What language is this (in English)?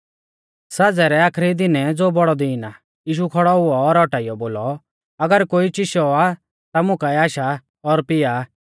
Mahasu Pahari